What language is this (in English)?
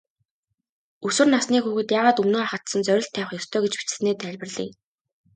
Mongolian